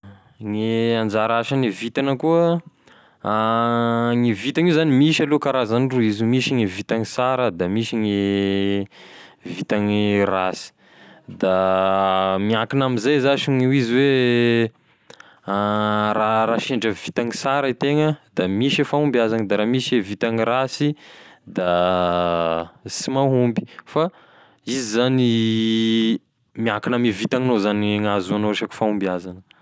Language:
Tesaka Malagasy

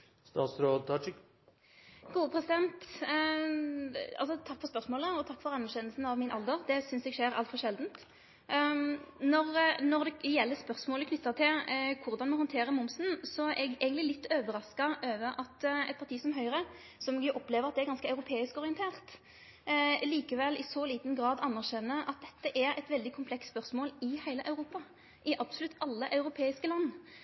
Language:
Norwegian Nynorsk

